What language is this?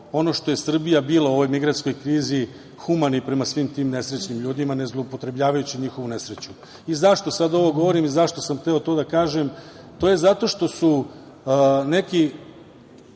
Serbian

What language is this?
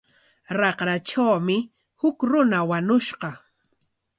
Corongo Ancash Quechua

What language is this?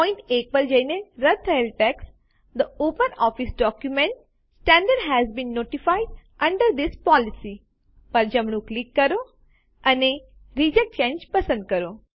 Gujarati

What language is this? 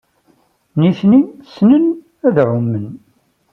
Kabyle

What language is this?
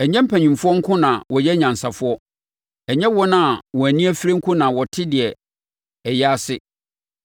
Akan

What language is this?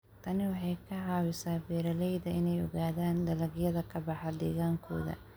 Somali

